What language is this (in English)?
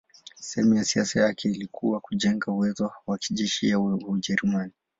Swahili